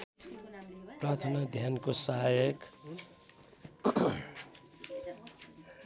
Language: Nepali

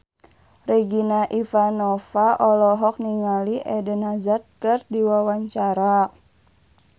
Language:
Sundanese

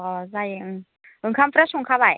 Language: Bodo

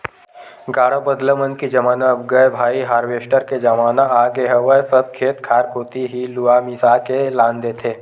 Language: Chhattisgarhi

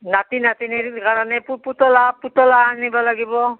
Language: Assamese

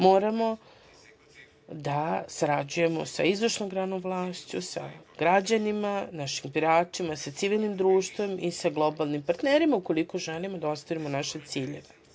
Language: Serbian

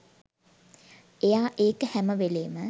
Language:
Sinhala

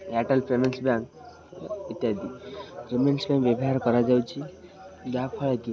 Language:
Odia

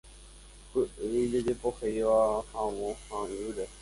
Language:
Guarani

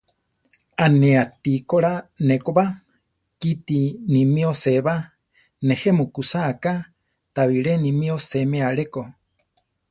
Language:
Central Tarahumara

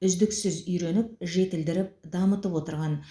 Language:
Kazakh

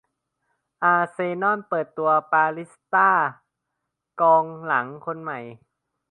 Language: Thai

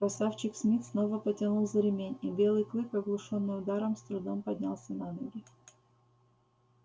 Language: Russian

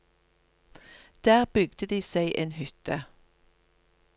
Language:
Norwegian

